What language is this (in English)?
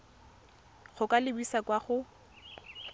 Tswana